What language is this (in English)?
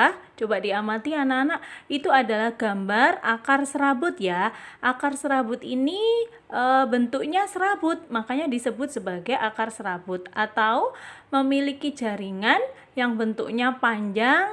Indonesian